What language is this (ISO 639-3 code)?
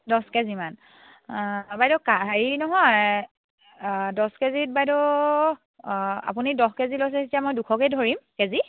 asm